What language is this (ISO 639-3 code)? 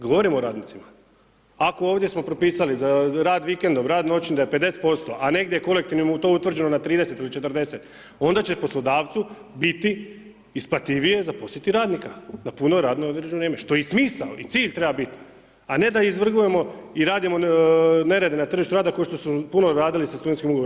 hrv